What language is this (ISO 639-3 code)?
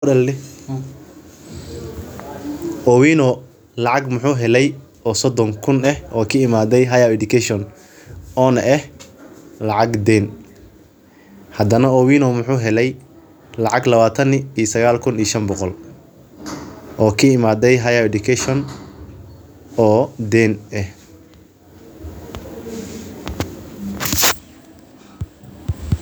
som